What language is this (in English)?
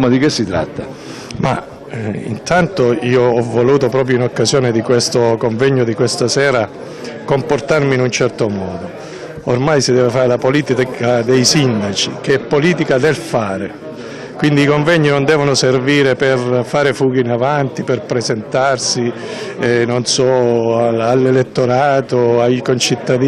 Italian